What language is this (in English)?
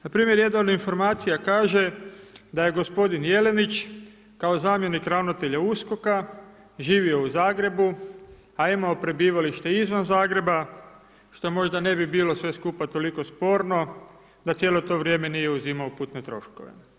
Croatian